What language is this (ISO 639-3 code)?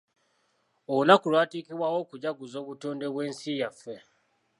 lug